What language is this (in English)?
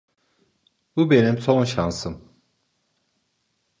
Turkish